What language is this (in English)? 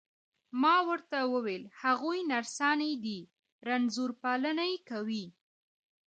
Pashto